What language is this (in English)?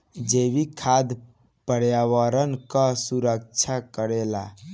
Bhojpuri